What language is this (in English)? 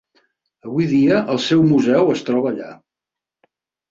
Catalan